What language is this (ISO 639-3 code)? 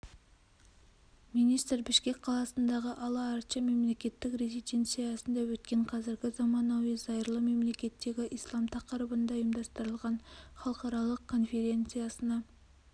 kaz